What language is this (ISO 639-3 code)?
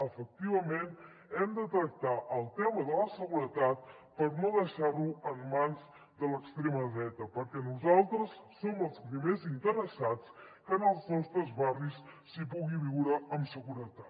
cat